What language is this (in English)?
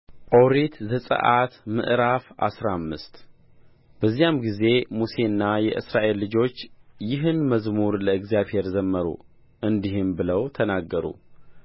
Amharic